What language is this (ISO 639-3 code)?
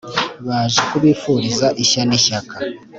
kin